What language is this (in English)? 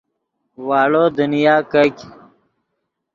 Yidgha